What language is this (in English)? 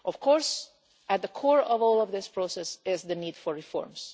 English